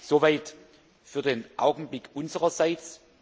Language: German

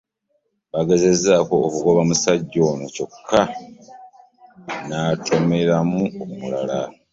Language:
Ganda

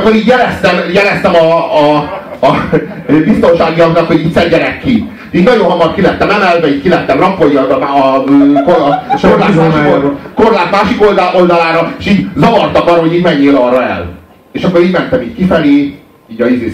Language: Hungarian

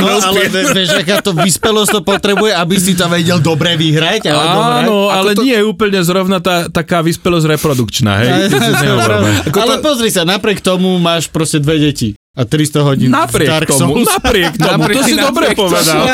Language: Slovak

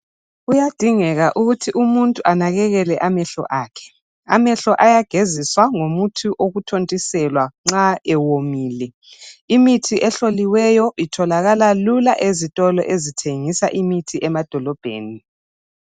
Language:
North Ndebele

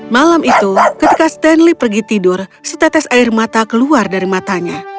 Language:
Indonesian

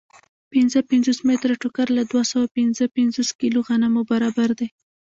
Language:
Pashto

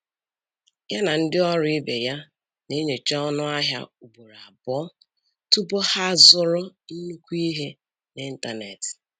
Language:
Igbo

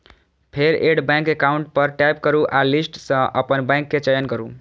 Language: Maithili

